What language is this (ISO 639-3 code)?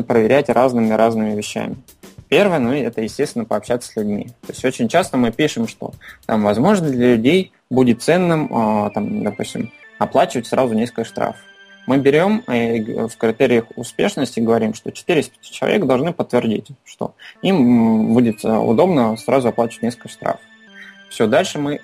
rus